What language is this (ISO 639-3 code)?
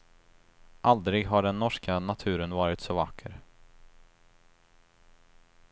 swe